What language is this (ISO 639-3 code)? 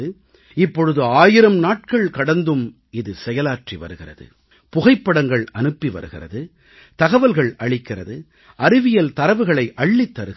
tam